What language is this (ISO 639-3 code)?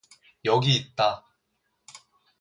kor